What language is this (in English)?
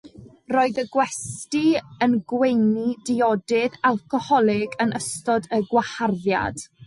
Welsh